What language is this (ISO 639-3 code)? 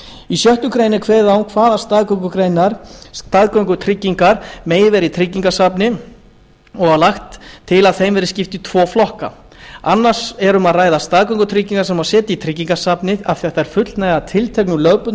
isl